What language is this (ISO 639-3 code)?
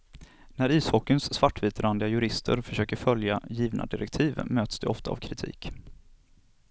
swe